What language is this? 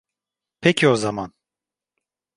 Turkish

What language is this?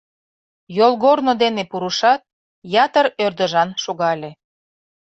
Mari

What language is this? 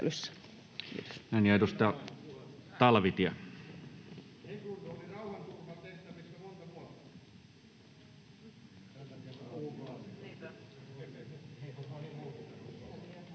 Finnish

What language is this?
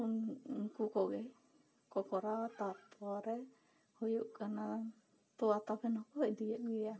Santali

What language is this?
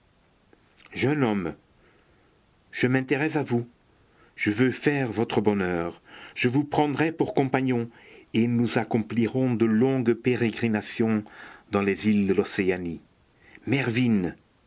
French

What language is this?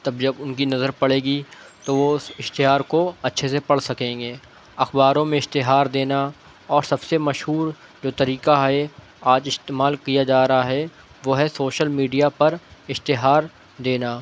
Urdu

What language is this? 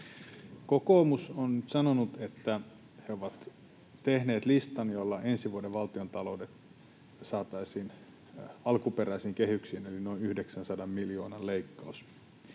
Finnish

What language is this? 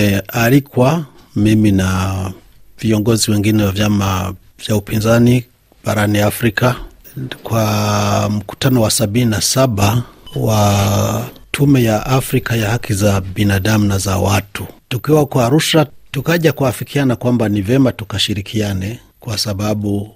Swahili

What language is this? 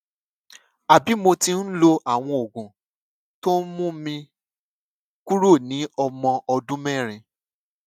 Yoruba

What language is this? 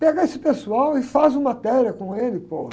Portuguese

